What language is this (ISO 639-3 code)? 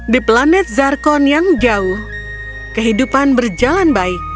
ind